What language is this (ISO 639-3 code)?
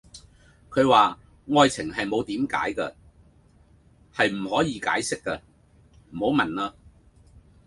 yue